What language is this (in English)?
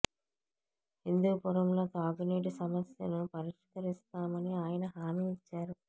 Telugu